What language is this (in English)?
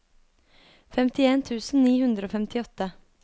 Norwegian